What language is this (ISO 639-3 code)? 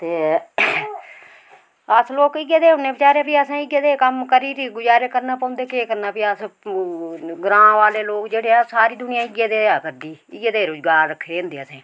doi